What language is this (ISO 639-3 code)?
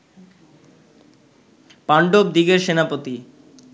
ben